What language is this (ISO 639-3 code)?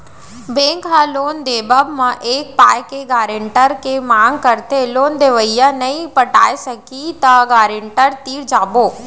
hne